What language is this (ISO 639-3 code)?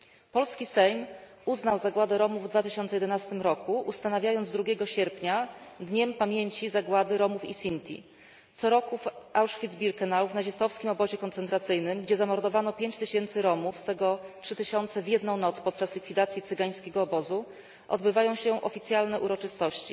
pol